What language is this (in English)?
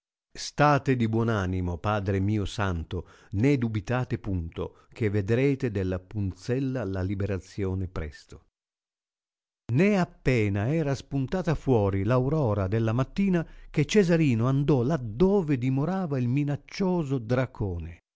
Italian